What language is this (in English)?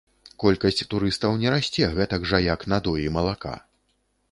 Belarusian